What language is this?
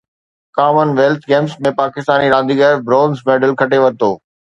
Sindhi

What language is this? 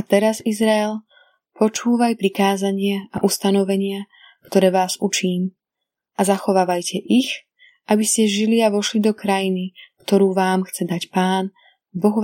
Slovak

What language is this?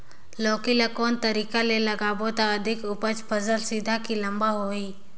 Chhattisgarhi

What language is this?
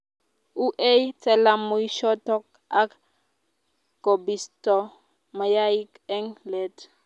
Kalenjin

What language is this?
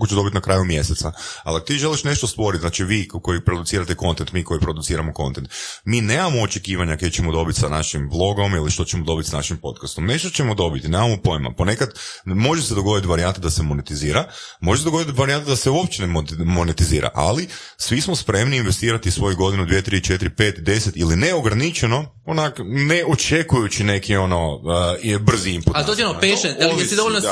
Croatian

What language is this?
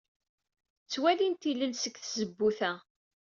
Kabyle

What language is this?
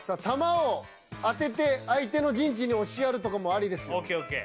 Japanese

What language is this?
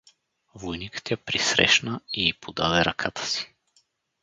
Bulgarian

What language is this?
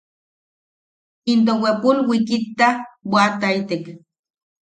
Yaqui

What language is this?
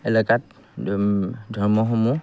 Assamese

